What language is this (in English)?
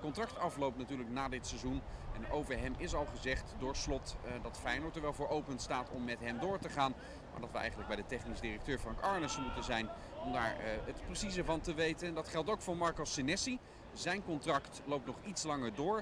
Dutch